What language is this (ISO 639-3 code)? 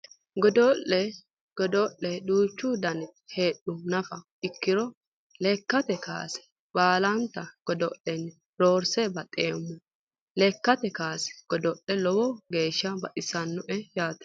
sid